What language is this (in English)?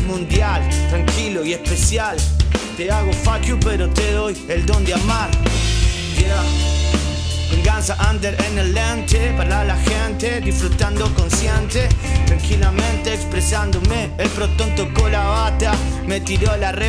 Spanish